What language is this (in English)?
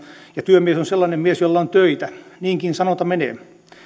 Finnish